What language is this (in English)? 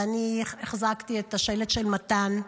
Hebrew